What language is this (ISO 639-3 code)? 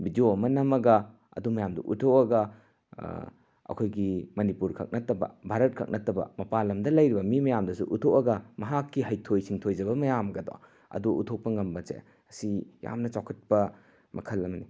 mni